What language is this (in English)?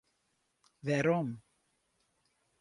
Western Frisian